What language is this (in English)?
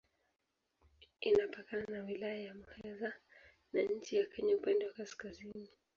Swahili